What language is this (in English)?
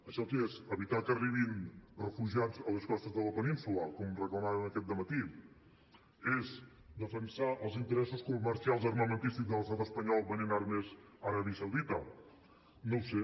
Catalan